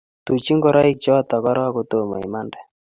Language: Kalenjin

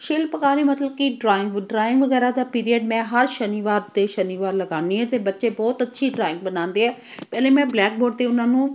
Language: Punjabi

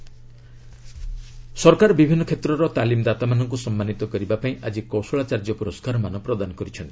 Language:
Odia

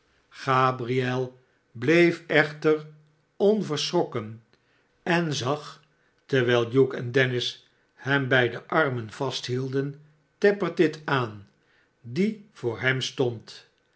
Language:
Dutch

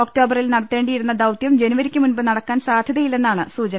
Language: Malayalam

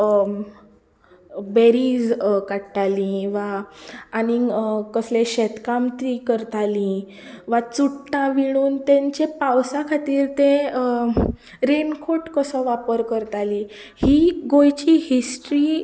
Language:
Konkani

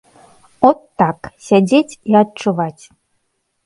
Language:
Belarusian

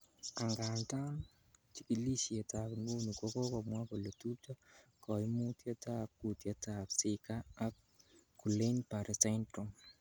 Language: Kalenjin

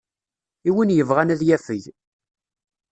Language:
Kabyle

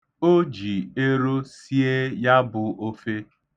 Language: Igbo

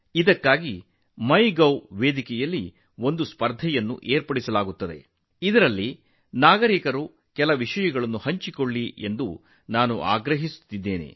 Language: Kannada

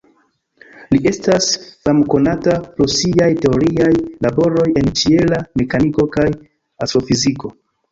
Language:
Esperanto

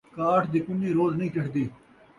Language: Saraiki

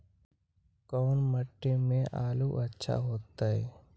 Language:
Magahi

